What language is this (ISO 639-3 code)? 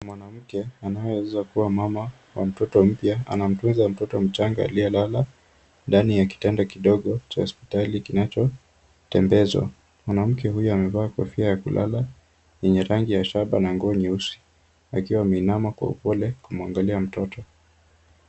swa